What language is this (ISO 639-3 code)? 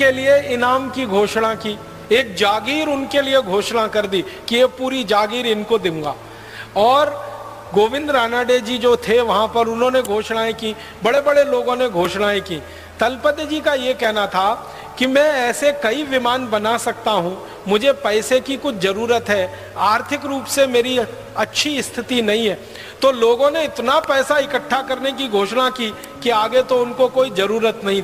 hin